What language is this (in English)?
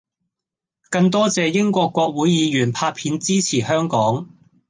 Cantonese